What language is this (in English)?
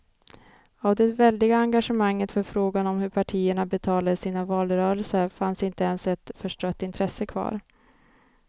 Swedish